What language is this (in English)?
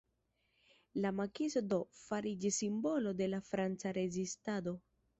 Esperanto